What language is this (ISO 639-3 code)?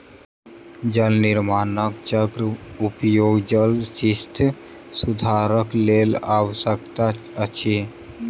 mai